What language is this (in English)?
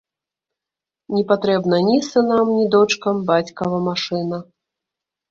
Belarusian